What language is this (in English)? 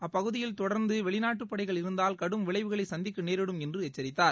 Tamil